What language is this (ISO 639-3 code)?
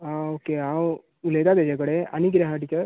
kok